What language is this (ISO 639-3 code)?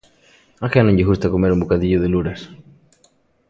glg